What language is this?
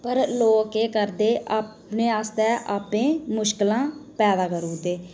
Dogri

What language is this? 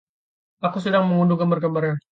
Indonesian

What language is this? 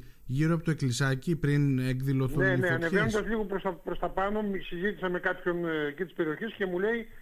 Greek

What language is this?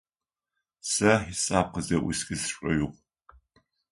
Adyghe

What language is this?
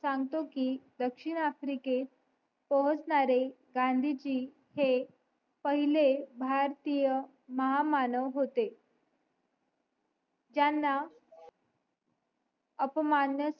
Marathi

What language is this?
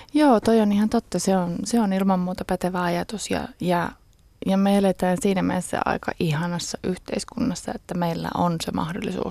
Finnish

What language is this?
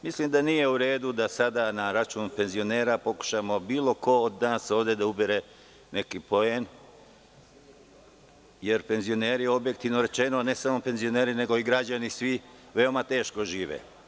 Serbian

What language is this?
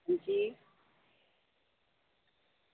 Dogri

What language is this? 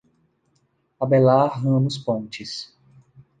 Portuguese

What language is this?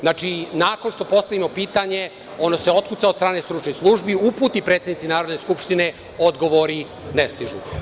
Serbian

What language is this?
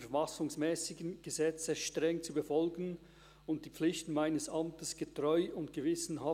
Swiss German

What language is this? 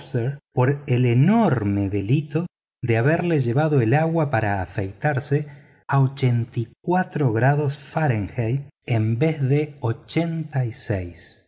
Spanish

